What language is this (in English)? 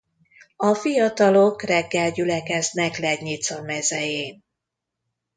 Hungarian